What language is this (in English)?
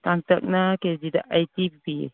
Manipuri